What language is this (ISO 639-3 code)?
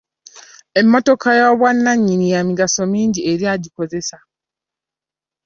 lug